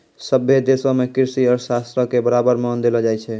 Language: Maithili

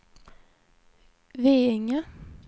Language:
Swedish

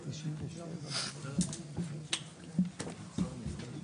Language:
Hebrew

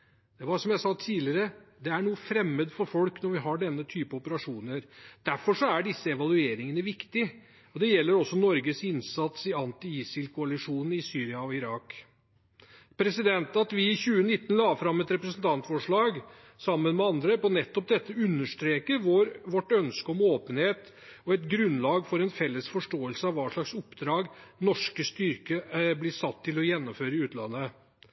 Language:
Norwegian Bokmål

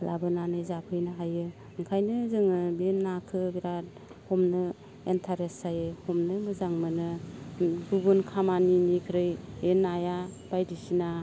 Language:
Bodo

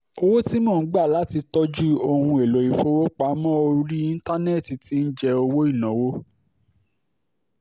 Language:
Yoruba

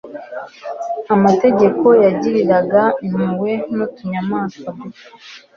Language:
Kinyarwanda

